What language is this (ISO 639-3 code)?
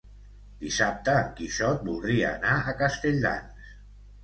cat